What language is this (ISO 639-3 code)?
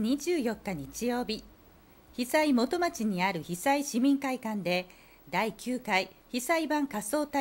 jpn